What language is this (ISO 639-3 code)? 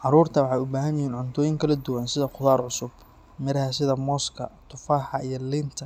som